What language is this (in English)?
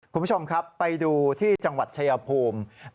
Thai